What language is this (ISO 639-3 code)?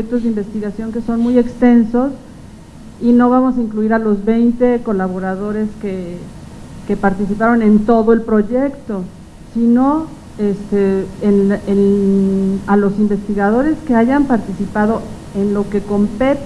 spa